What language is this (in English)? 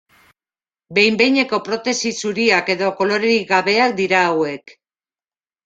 Basque